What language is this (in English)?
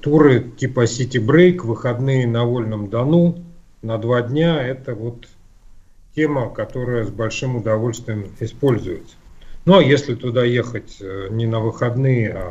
Russian